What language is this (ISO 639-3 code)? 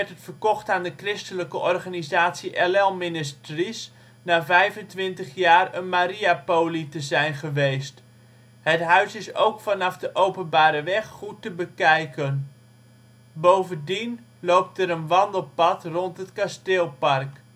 nld